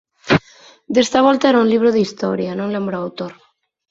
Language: Galician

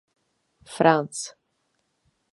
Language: Czech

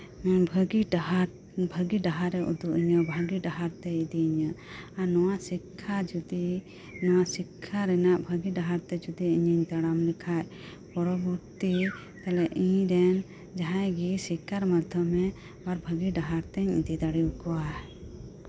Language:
Santali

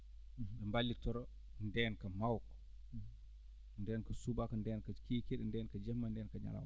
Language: Fula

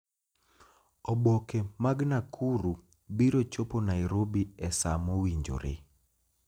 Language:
Luo (Kenya and Tanzania)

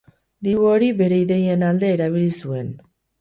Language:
Basque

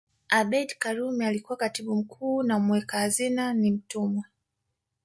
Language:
Swahili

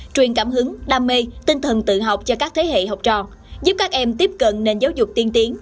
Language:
Vietnamese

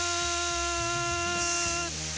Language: Japanese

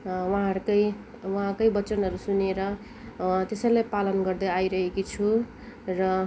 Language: Nepali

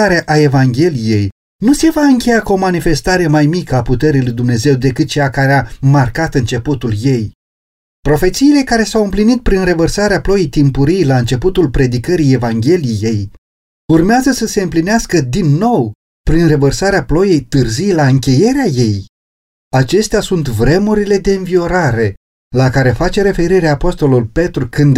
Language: Romanian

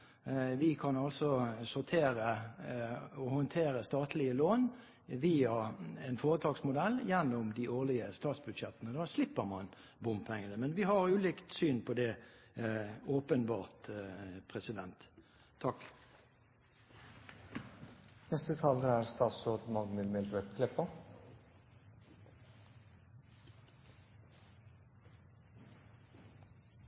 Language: Norwegian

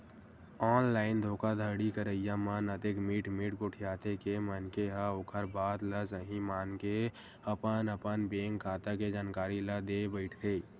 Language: Chhattisgarhi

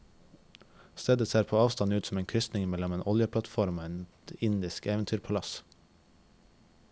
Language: Norwegian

